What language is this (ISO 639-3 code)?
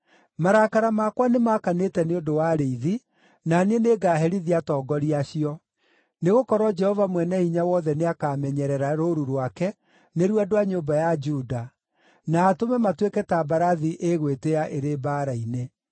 kik